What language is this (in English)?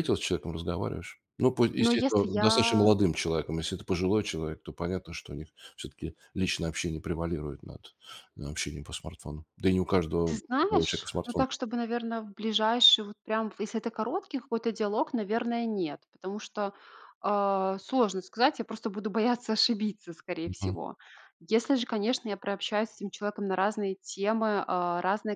Russian